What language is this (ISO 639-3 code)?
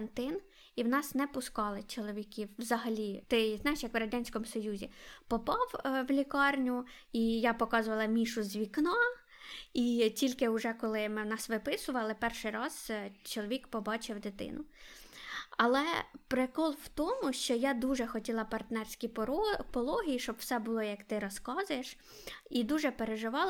ukr